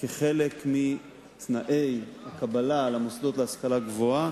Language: Hebrew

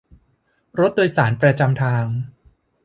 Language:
Thai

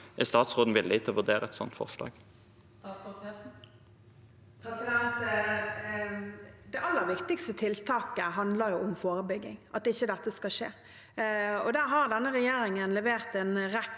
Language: Norwegian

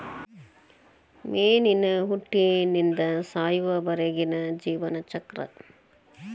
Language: Kannada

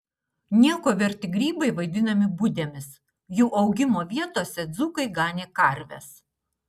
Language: Lithuanian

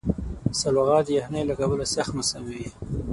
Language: Pashto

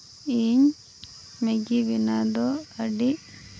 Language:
Santali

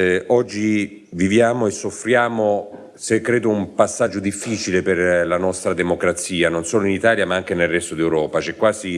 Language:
Italian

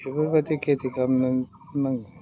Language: Bodo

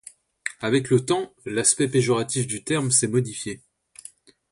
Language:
French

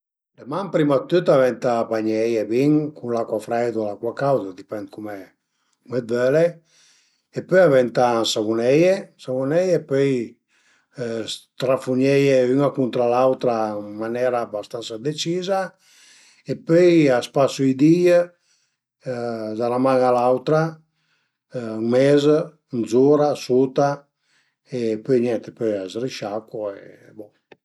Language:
Piedmontese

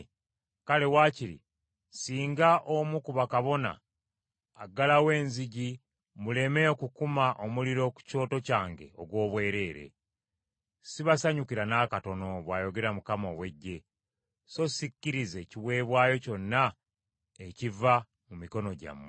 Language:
Ganda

